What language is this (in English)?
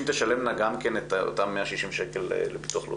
Hebrew